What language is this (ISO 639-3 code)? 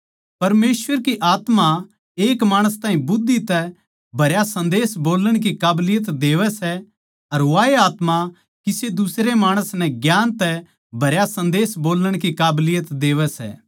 bgc